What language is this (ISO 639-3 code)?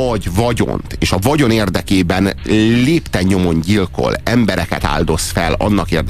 hun